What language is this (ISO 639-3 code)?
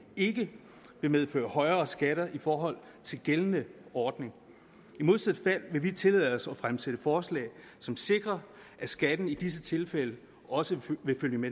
dan